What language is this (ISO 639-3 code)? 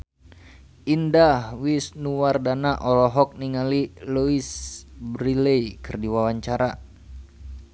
sun